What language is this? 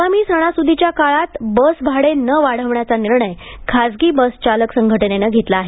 Marathi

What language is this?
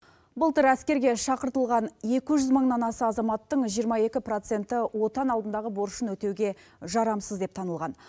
Kazakh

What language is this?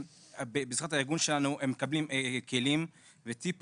Hebrew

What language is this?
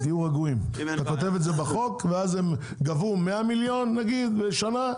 Hebrew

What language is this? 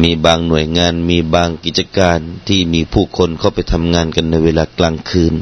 Thai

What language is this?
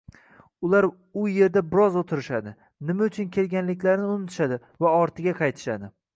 Uzbek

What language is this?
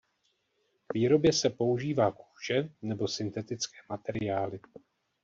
Czech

